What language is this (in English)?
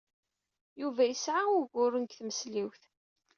Kabyle